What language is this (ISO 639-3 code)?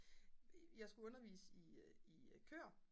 dan